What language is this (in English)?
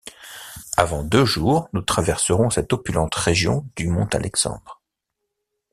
French